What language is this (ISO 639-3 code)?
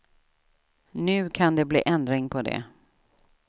swe